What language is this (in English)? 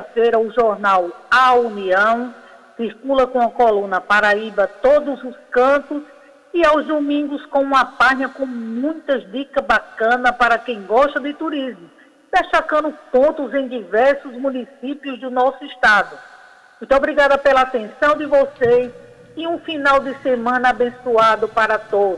Portuguese